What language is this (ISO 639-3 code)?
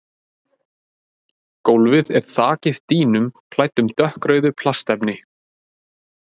isl